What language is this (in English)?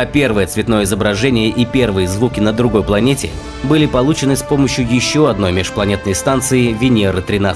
Russian